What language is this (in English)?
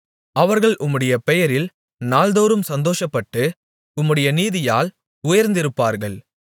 Tamil